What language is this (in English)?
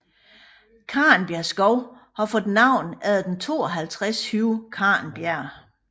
Danish